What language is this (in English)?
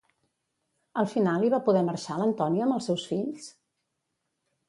Catalan